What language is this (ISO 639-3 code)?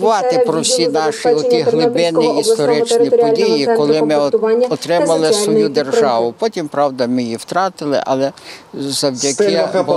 ukr